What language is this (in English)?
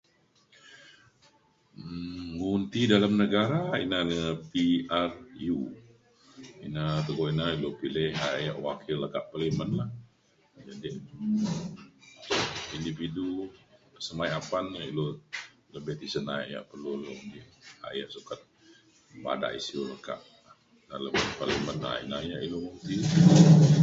Mainstream Kenyah